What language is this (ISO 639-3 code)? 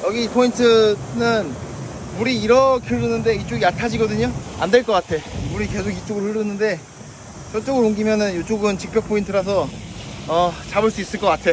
kor